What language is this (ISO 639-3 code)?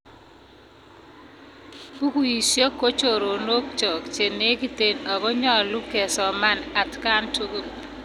kln